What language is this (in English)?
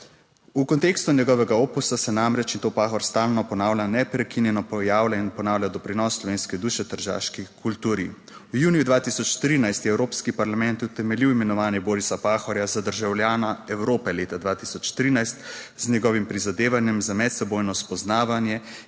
Slovenian